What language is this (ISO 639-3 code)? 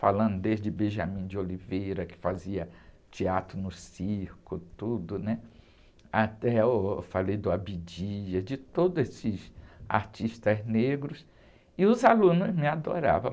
por